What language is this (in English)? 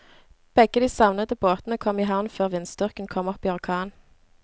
Norwegian